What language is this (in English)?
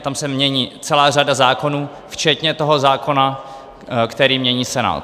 Czech